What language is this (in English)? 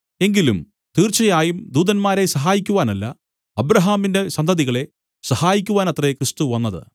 Malayalam